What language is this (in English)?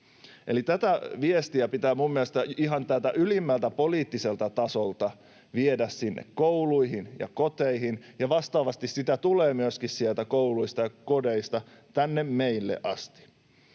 Finnish